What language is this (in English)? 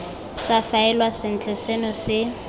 Tswana